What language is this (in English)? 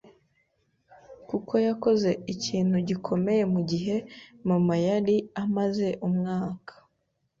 Kinyarwanda